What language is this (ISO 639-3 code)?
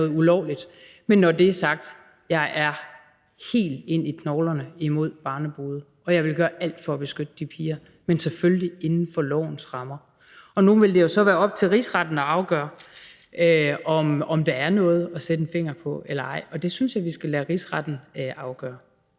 dan